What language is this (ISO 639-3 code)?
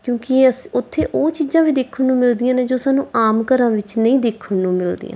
pan